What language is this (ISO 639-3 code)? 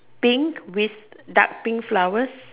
eng